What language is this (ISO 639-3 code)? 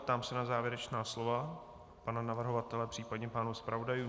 ces